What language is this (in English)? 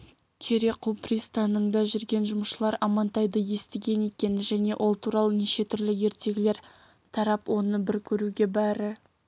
Kazakh